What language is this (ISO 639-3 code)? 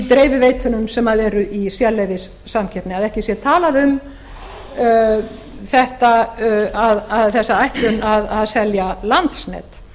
isl